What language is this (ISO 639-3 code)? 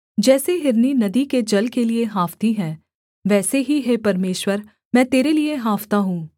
hin